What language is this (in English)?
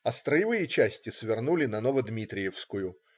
Russian